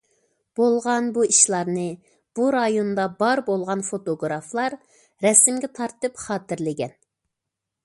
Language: Uyghur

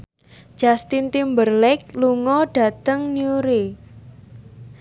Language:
Javanese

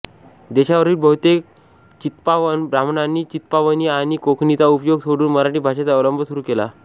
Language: Marathi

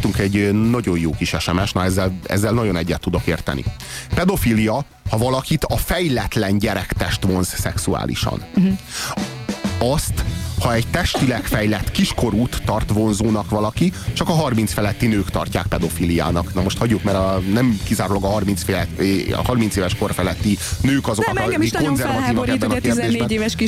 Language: Hungarian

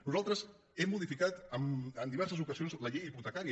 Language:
Catalan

